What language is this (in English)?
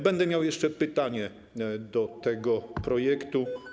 Polish